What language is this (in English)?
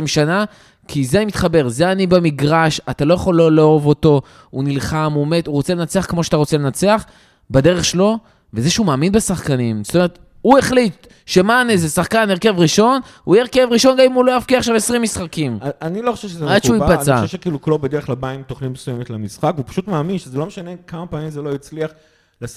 Hebrew